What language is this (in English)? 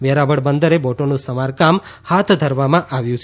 Gujarati